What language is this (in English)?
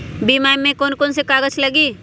Magahi